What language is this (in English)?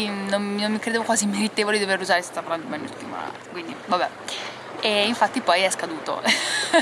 Italian